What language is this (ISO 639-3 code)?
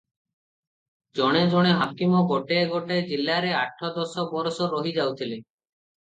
ori